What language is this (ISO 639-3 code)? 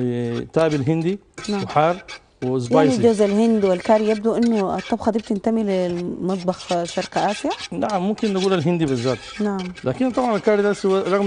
ara